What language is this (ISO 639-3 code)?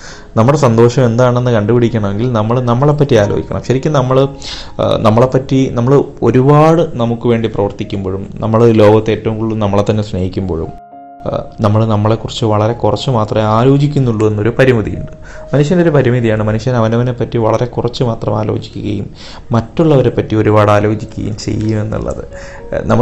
mal